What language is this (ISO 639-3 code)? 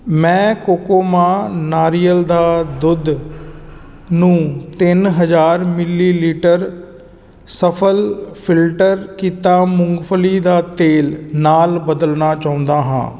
pan